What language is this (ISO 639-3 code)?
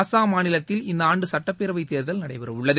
tam